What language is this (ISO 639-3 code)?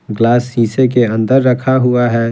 hin